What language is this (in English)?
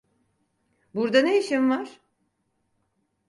Turkish